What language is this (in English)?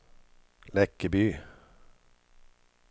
Swedish